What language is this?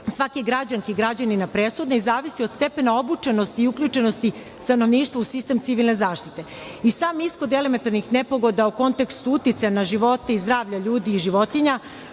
Serbian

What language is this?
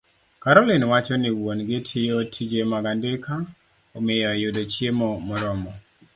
Luo (Kenya and Tanzania)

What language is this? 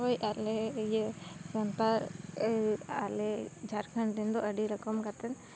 Santali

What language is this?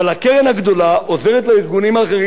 Hebrew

